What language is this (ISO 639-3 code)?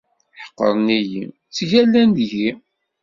kab